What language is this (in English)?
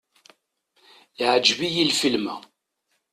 Kabyle